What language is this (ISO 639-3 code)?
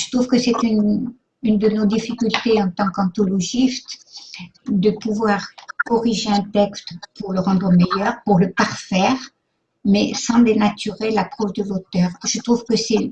fra